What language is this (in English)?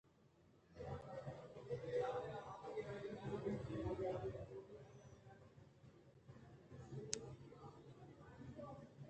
Eastern Balochi